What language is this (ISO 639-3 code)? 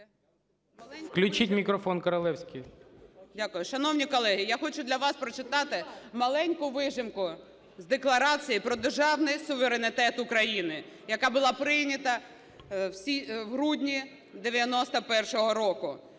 ukr